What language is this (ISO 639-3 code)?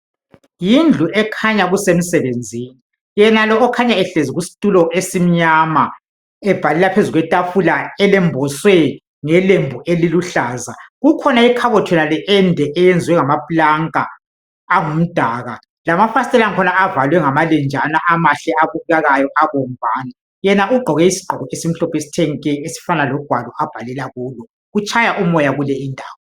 nde